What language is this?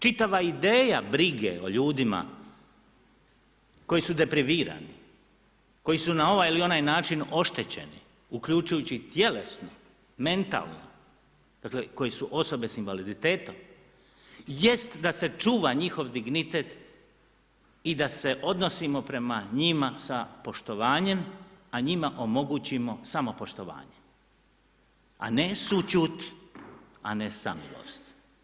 Croatian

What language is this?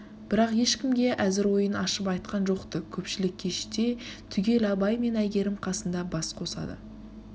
Kazakh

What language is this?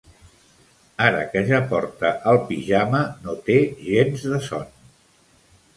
Catalan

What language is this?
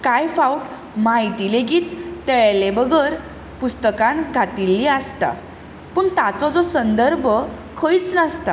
Konkani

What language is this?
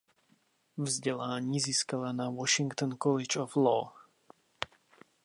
Czech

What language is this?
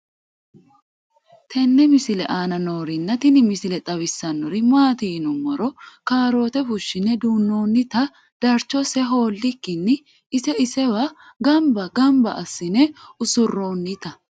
Sidamo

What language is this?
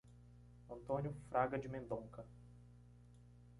Portuguese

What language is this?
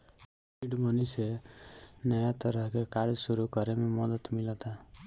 Bhojpuri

